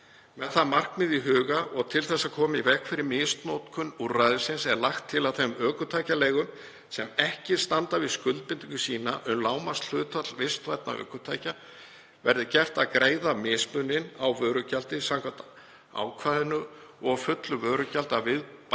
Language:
Icelandic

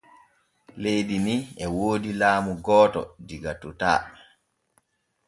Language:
Borgu Fulfulde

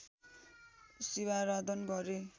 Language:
Nepali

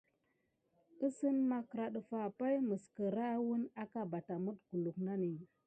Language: Gidar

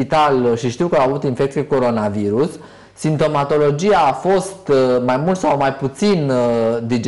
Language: Romanian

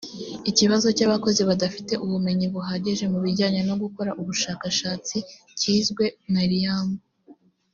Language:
Kinyarwanda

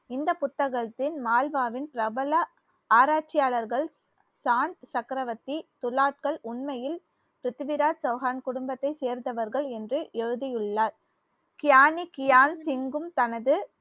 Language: Tamil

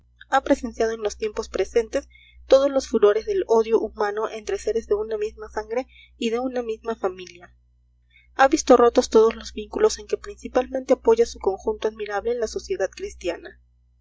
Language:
Spanish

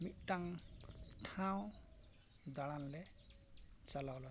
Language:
Santali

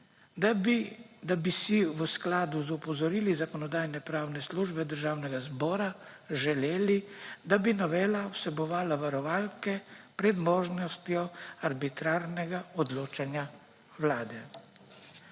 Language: Slovenian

